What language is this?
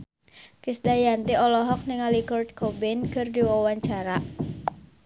Sundanese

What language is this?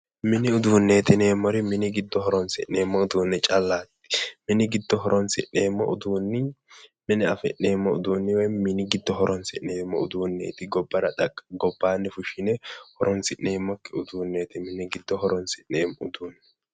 Sidamo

